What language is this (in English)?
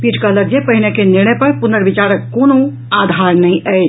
Maithili